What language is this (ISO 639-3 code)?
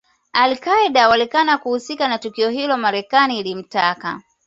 swa